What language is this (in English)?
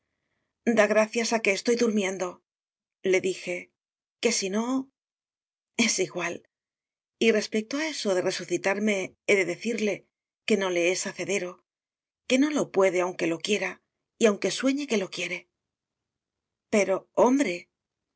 Spanish